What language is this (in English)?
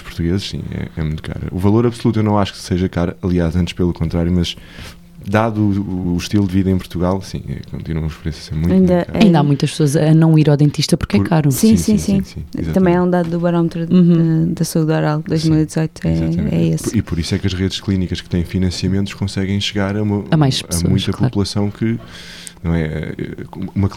Portuguese